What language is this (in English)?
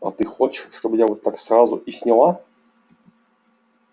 Russian